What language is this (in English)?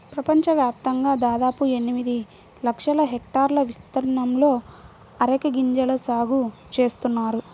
Telugu